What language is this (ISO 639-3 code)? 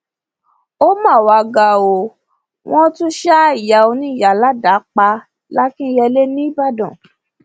yor